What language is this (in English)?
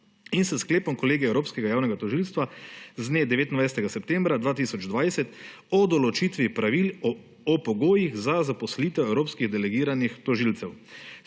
Slovenian